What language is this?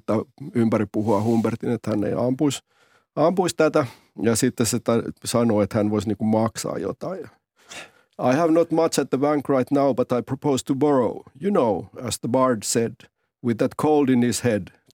Finnish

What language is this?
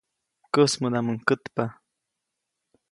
Copainalá Zoque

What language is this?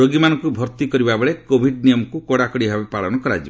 Odia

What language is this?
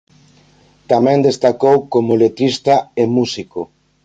Galician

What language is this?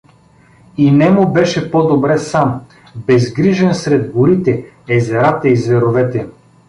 Bulgarian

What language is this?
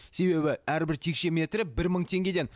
Kazakh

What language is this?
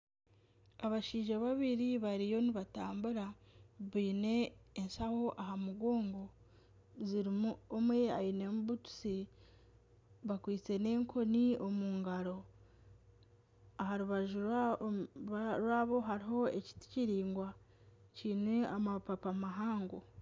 Nyankole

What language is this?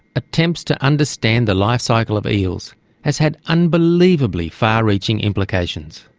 English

